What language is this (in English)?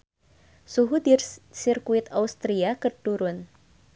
Sundanese